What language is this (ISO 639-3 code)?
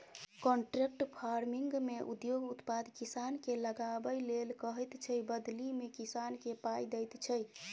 mai